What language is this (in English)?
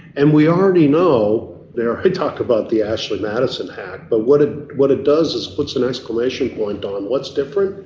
English